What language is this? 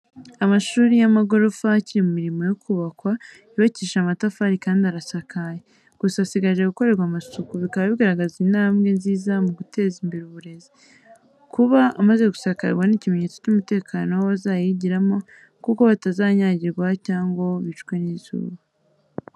Kinyarwanda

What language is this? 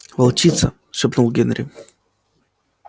Russian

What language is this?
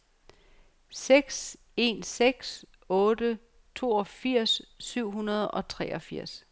Danish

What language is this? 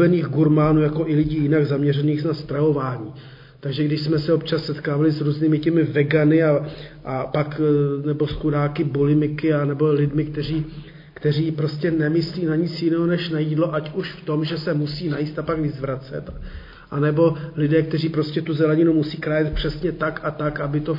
Czech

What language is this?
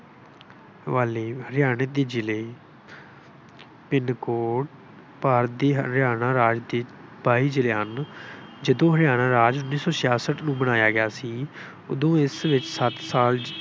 Punjabi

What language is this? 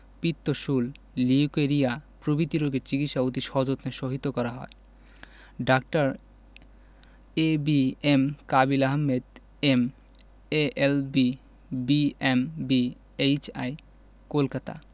Bangla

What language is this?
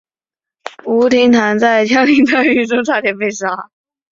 Chinese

